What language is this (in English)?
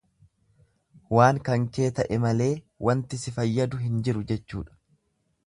Oromo